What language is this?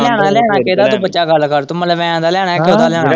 Punjabi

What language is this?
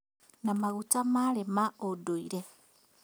Kikuyu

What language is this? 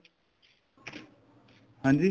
Punjabi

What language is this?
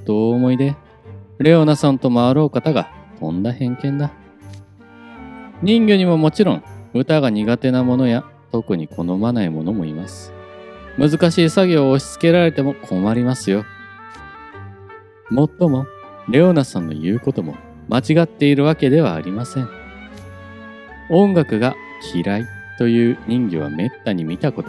Japanese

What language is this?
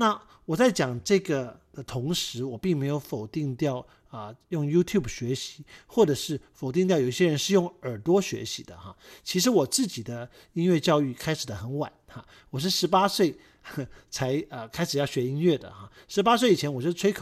Chinese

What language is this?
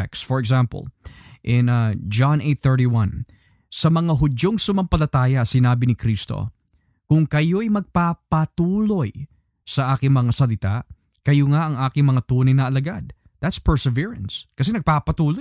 Filipino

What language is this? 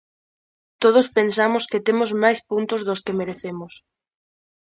Galician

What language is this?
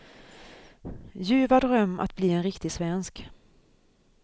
Swedish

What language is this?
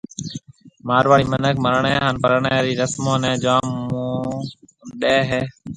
Marwari (Pakistan)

